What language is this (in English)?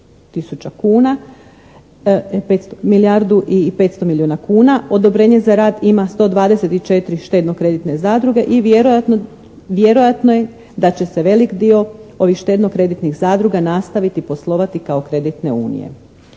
Croatian